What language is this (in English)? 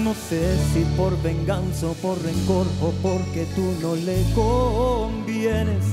Spanish